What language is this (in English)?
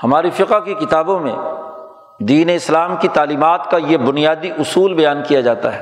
Urdu